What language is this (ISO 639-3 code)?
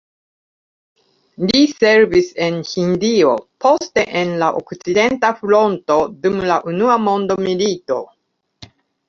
epo